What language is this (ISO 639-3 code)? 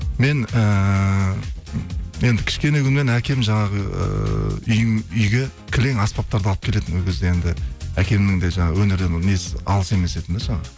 kaz